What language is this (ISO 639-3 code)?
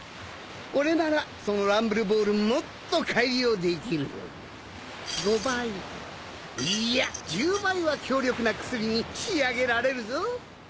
jpn